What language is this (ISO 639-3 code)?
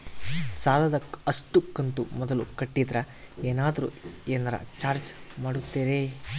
kan